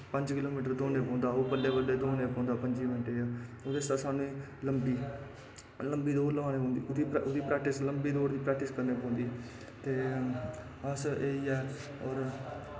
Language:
Dogri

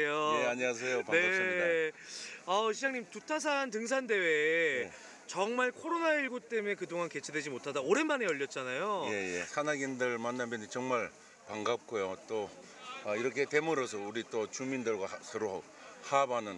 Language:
Korean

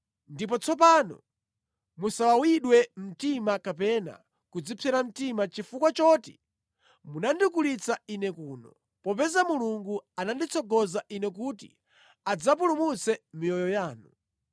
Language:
Nyanja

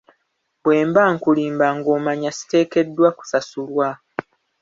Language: Ganda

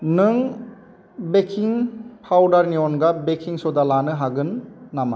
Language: Bodo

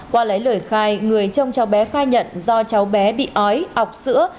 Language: Vietnamese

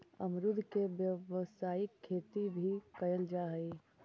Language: Magahi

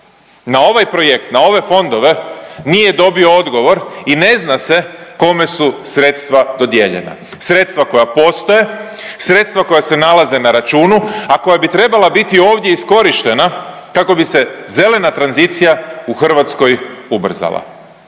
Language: Croatian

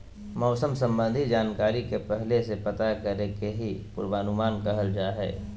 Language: Magahi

